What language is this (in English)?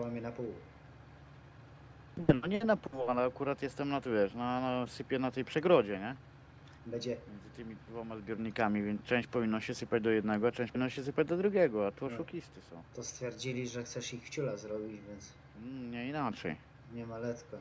Polish